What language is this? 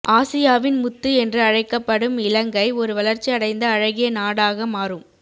Tamil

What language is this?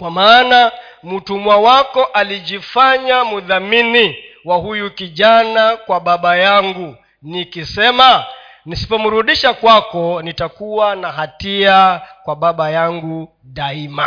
Swahili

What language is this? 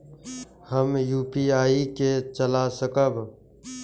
Maithili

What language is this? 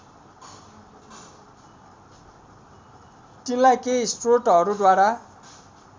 Nepali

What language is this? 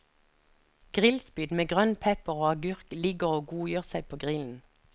Norwegian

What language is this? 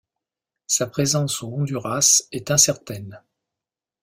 French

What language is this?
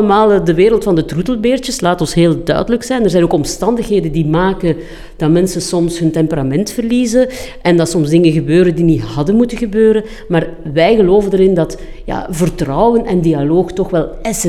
Dutch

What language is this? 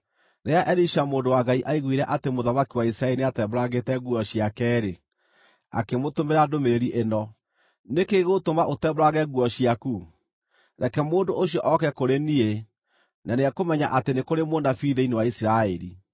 Kikuyu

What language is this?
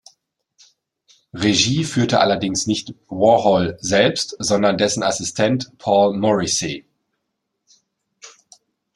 German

